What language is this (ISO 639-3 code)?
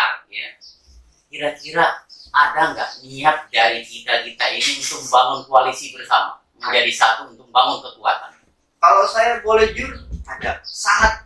ind